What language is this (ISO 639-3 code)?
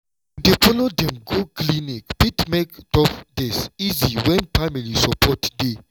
pcm